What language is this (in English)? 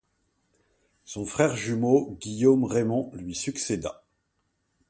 French